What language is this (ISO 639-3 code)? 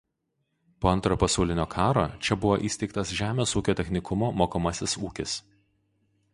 lit